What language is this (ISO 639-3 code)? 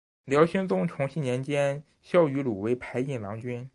zho